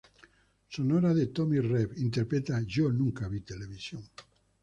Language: Spanish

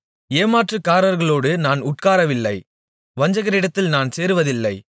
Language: Tamil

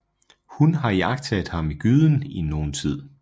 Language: Danish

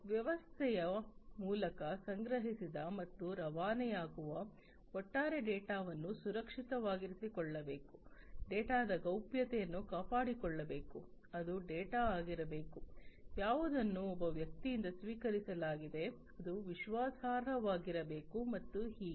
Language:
Kannada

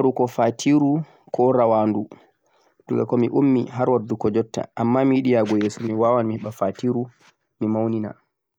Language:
Central-Eastern Niger Fulfulde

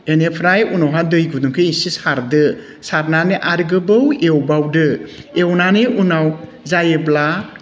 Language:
Bodo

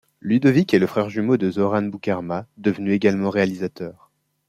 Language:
French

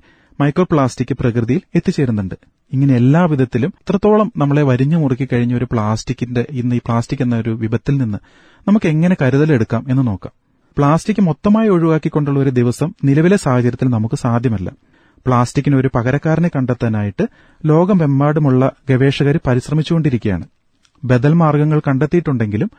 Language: Malayalam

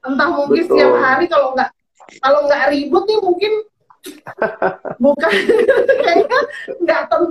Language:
Indonesian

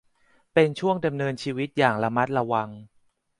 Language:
Thai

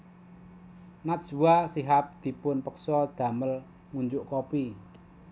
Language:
Javanese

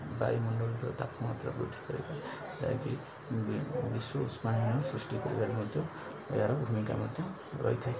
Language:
Odia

